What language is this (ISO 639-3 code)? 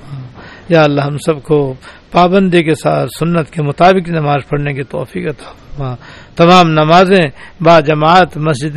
urd